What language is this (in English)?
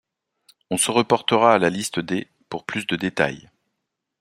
French